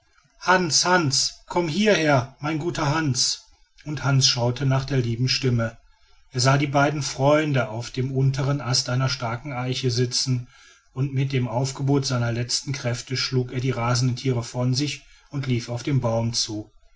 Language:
German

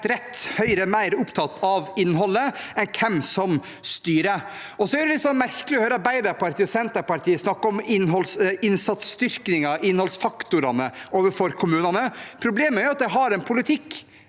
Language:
Norwegian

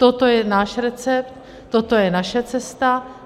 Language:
Czech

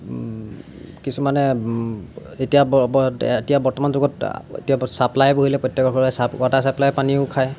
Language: Assamese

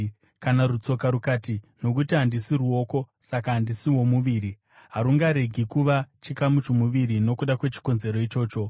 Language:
Shona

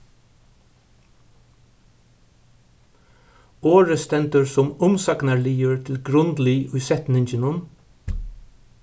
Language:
Faroese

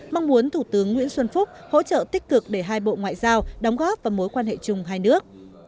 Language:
Vietnamese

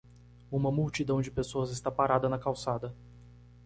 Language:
Portuguese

